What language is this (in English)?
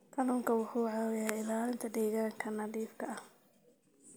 Somali